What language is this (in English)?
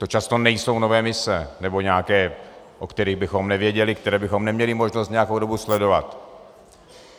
Czech